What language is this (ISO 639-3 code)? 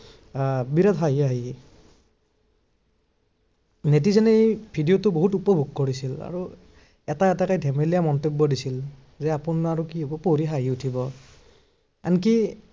asm